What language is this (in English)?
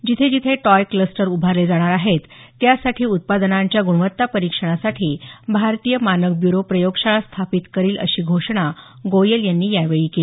Marathi